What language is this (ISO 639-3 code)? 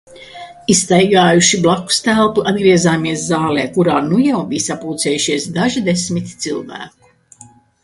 lav